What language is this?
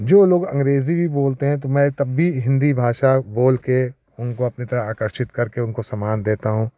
Hindi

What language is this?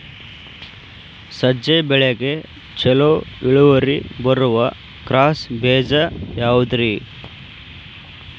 Kannada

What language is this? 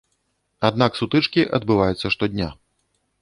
Belarusian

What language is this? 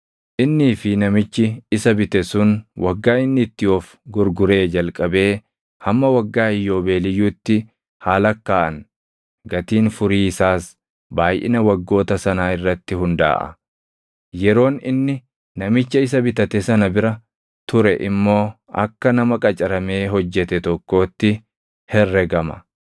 Oromo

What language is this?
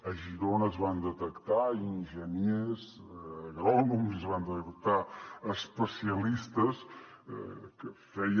Catalan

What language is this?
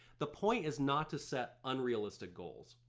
English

